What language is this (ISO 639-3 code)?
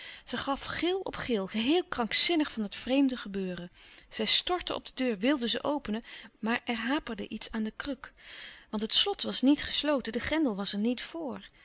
nld